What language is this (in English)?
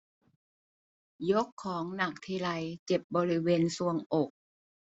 Thai